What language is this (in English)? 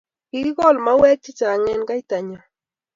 Kalenjin